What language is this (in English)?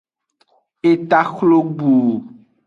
Aja (Benin)